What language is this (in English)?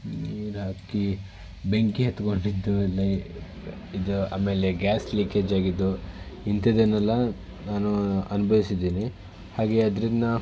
Kannada